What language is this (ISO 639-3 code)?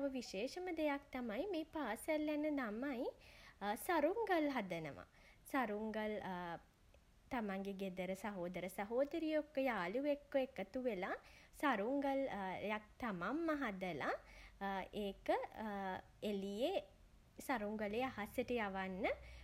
sin